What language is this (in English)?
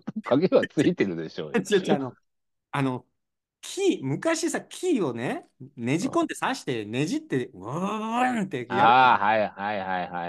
Japanese